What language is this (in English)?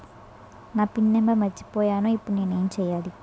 Telugu